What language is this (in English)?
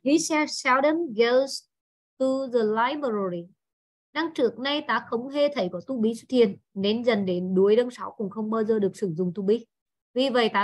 Vietnamese